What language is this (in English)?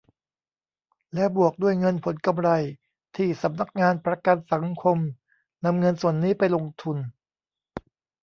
Thai